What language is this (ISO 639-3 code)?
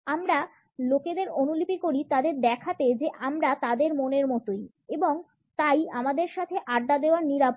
ben